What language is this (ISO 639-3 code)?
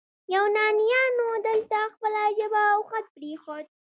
pus